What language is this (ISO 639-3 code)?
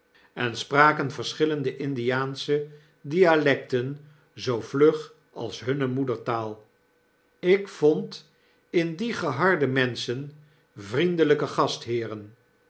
nld